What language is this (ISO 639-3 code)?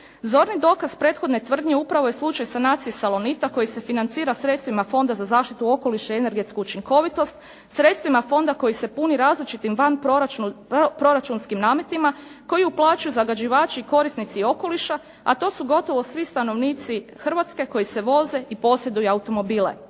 hrv